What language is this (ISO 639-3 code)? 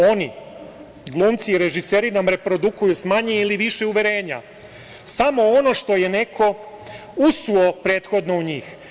srp